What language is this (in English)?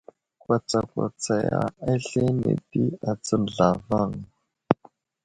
Wuzlam